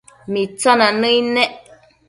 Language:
Matsés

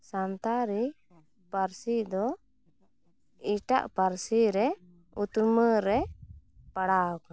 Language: Santali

